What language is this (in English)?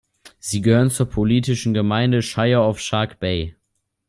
German